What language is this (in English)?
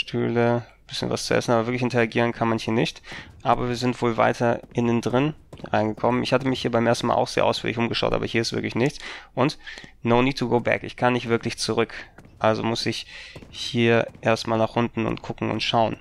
German